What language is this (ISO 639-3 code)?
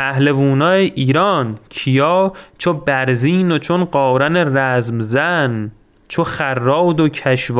fas